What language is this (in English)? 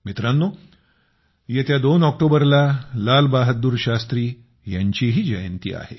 Marathi